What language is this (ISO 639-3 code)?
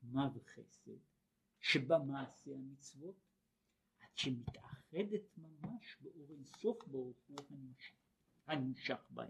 heb